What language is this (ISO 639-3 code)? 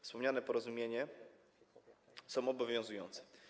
pol